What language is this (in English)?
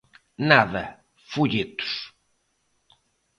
Galician